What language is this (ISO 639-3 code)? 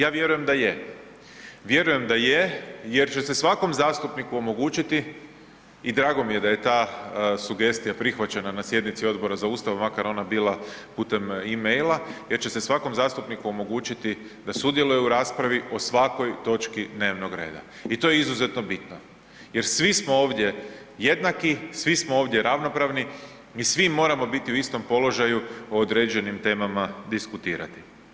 hrv